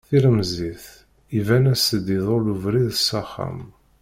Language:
Kabyle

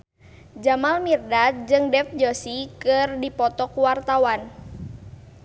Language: Sundanese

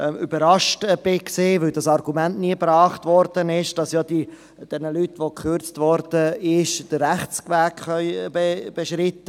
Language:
Swiss German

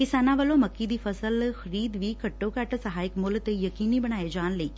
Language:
Punjabi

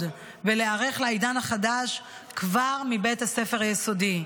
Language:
Hebrew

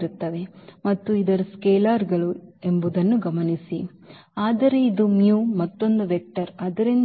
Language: Kannada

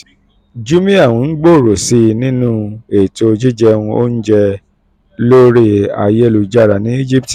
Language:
Yoruba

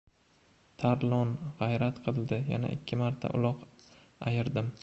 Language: Uzbek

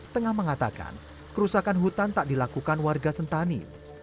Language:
Indonesian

